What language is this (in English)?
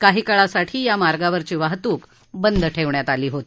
Marathi